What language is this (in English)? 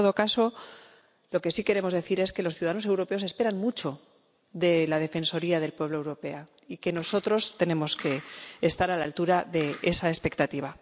Spanish